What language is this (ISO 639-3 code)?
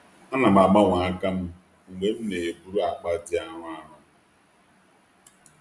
ibo